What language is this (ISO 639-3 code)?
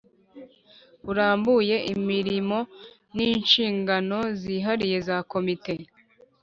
kin